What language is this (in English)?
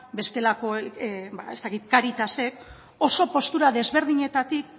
Basque